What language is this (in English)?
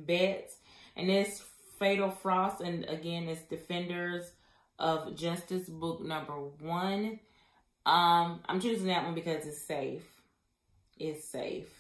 English